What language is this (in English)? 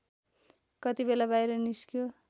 Nepali